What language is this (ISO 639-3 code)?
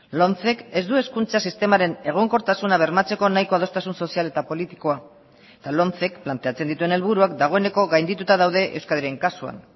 eus